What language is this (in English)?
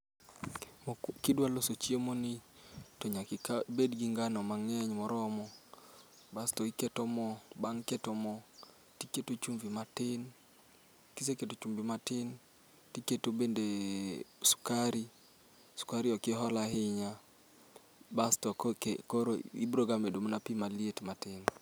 Luo (Kenya and Tanzania)